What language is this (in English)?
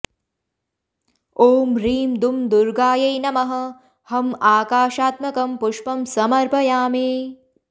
Sanskrit